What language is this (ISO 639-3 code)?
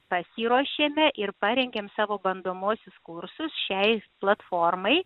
lit